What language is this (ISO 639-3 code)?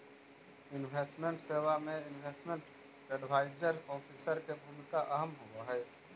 mag